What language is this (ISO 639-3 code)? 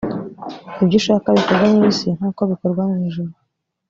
kin